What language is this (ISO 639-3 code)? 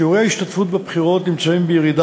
heb